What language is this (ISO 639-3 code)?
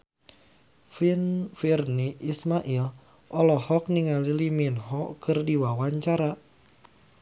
sun